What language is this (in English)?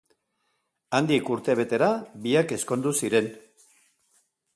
Basque